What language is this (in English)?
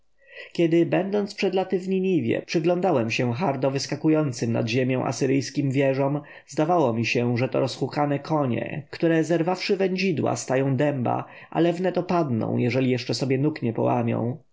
Polish